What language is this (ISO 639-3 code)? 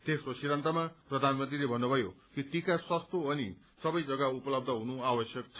nep